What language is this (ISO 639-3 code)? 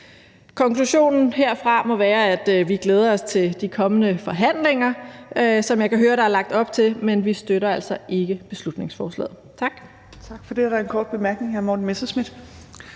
dan